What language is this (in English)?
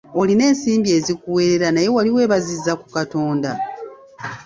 Ganda